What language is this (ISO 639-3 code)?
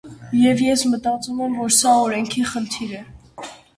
hye